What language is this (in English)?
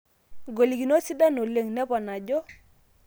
Masai